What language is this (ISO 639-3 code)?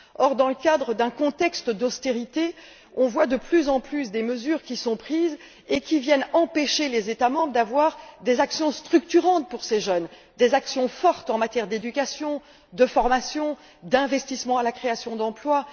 fra